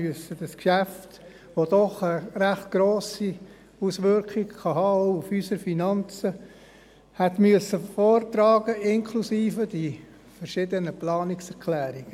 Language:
Swiss German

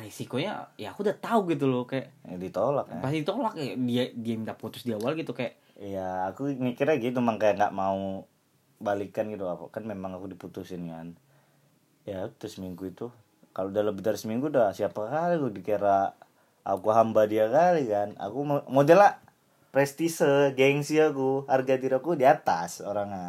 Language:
Indonesian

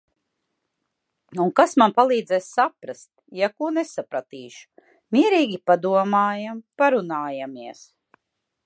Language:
Latvian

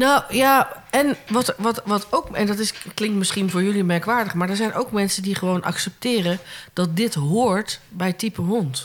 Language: Dutch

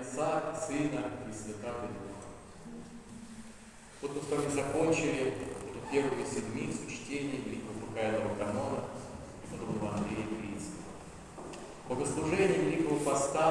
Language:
Russian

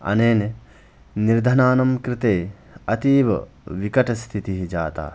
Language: Sanskrit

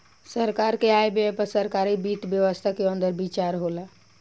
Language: Bhojpuri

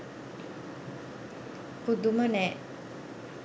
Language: Sinhala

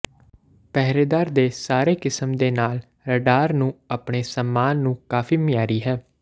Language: Punjabi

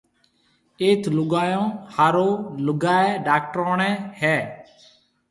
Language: Marwari (Pakistan)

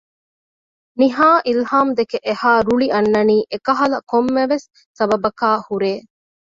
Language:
Divehi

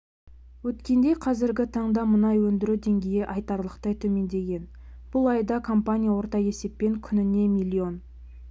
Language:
Kazakh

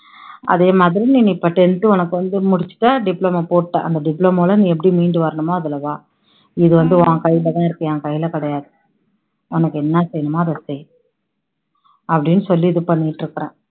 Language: Tamil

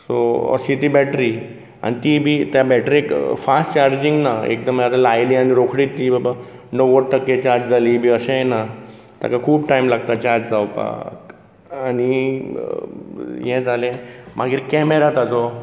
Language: Konkani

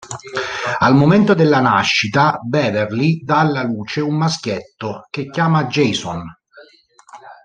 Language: Italian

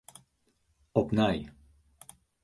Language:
Western Frisian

